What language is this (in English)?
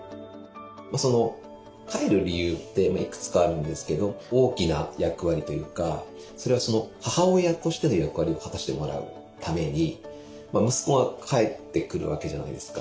Japanese